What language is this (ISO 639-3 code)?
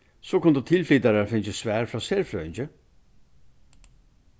fao